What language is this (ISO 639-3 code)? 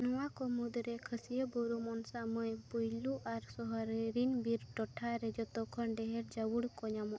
sat